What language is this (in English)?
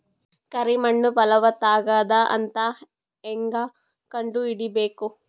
Kannada